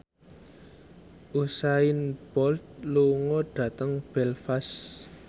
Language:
Javanese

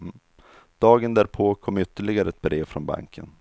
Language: Swedish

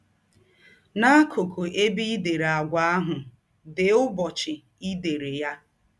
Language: Igbo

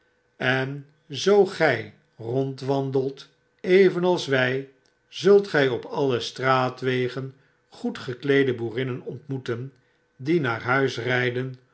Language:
Dutch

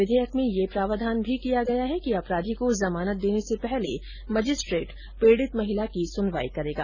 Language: Hindi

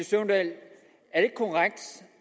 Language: Danish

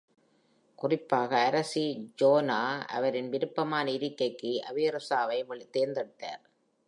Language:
Tamil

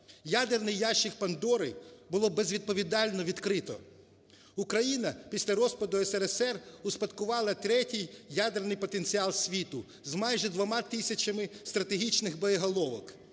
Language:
Ukrainian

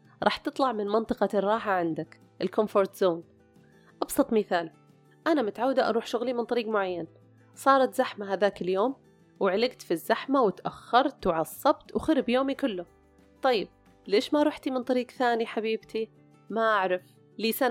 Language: Arabic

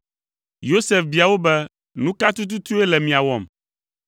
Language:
Ewe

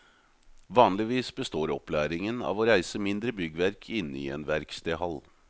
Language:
Norwegian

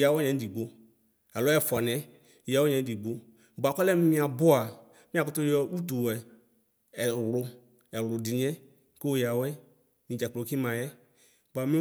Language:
Ikposo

